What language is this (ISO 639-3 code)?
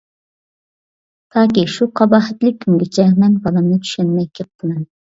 uig